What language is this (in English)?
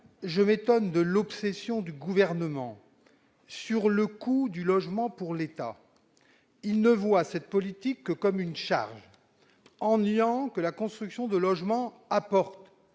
French